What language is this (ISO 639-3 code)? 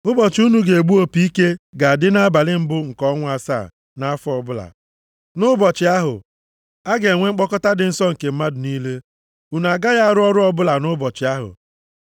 ibo